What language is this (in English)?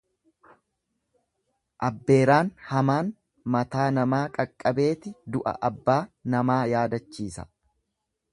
Oromo